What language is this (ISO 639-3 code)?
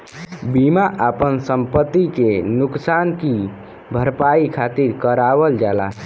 bho